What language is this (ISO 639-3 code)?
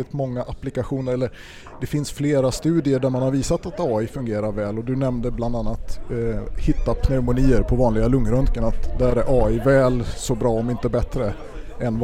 swe